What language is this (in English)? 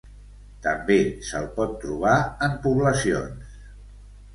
Catalan